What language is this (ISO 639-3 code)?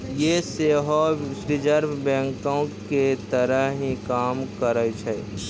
mai